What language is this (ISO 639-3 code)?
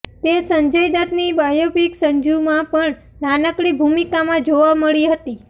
guj